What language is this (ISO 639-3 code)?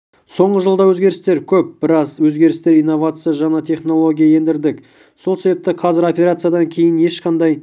kaz